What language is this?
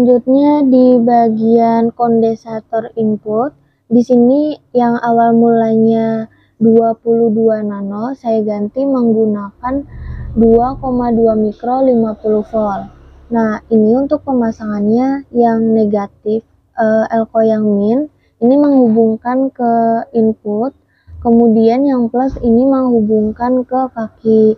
Indonesian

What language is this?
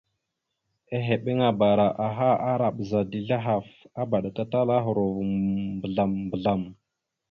Mada (Cameroon)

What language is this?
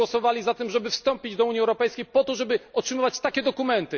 Polish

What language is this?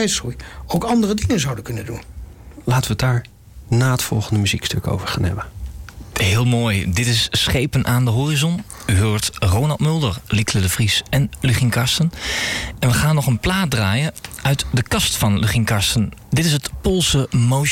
Dutch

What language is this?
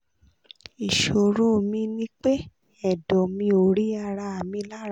Yoruba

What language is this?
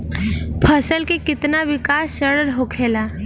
Bhojpuri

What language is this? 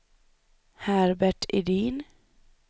Swedish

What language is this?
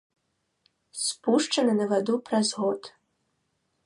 Belarusian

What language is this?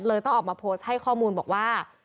Thai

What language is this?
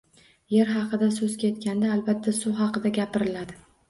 Uzbek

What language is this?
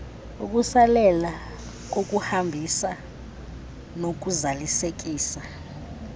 Xhosa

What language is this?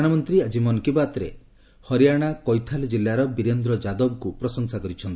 Odia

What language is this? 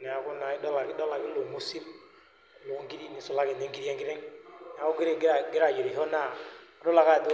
Masai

